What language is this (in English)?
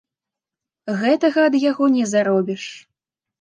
Belarusian